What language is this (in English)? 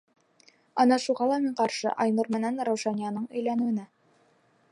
Bashkir